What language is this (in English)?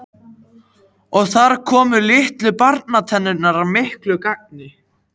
Icelandic